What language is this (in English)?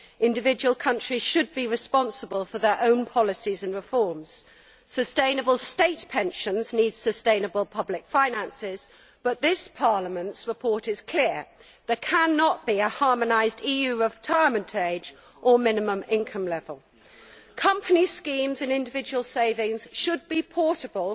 English